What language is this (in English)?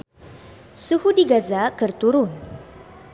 Sundanese